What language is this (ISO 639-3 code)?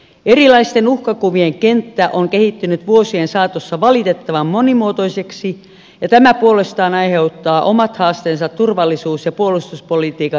fin